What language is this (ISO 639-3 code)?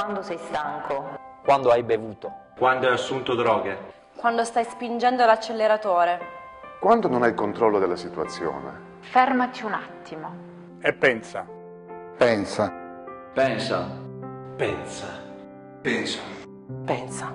ita